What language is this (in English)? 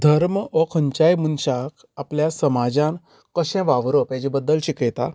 Konkani